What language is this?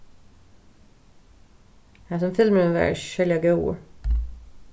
Faroese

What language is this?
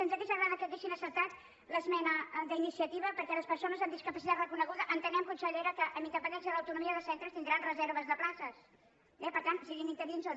Catalan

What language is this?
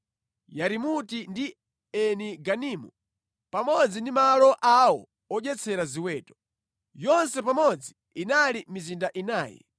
Nyanja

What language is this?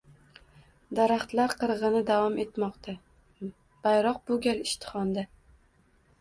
Uzbek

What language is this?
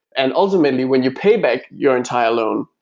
English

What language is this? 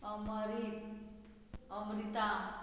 Konkani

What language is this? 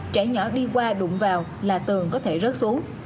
Vietnamese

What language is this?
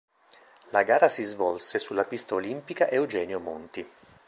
Italian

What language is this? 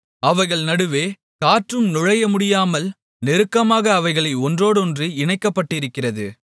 Tamil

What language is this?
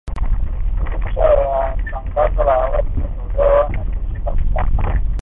Swahili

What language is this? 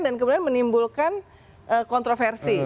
Indonesian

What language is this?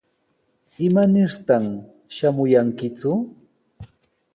Sihuas Ancash Quechua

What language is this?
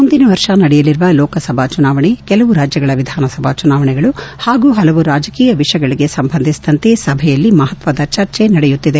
Kannada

